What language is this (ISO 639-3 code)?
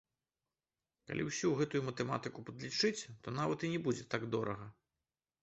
bel